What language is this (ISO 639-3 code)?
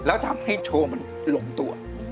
tha